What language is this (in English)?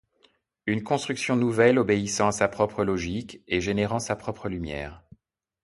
French